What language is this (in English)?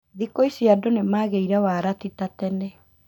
Kikuyu